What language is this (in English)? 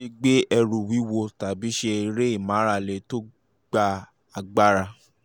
Yoruba